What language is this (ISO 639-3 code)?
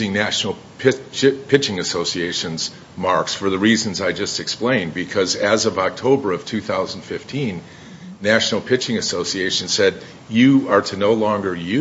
eng